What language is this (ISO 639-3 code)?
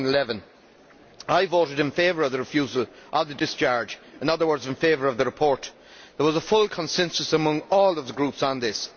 eng